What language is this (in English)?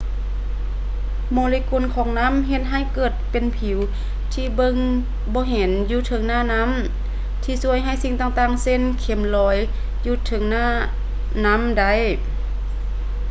Lao